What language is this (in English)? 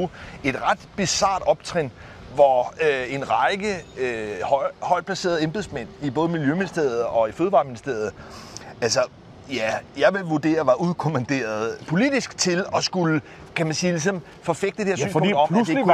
Danish